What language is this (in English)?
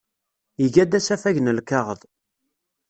Kabyle